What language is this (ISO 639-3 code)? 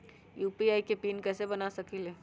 mag